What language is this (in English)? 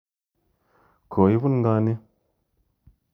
Kalenjin